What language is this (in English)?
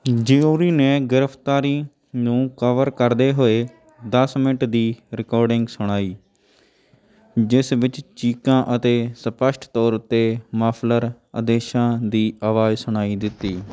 Punjabi